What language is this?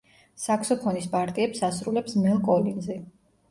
Georgian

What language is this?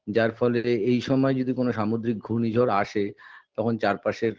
Bangla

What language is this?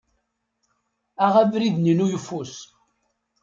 Kabyle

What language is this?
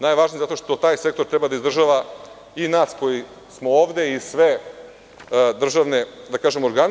Serbian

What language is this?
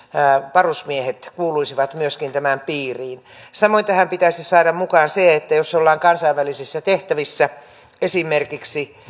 Finnish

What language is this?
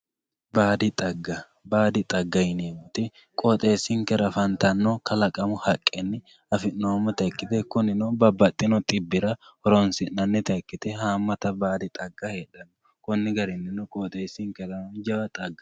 Sidamo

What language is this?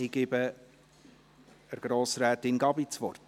Swiss German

